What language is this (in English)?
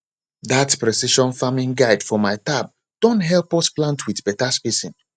Nigerian Pidgin